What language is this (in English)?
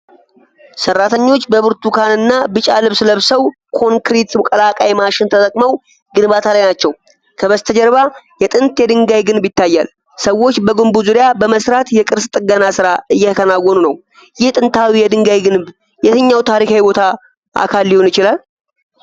Amharic